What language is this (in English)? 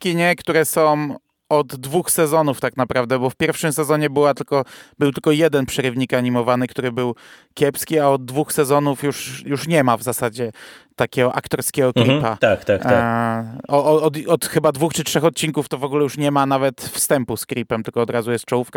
Polish